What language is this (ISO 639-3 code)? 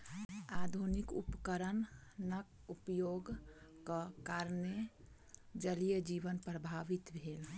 mai